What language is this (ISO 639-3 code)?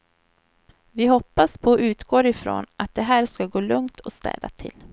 swe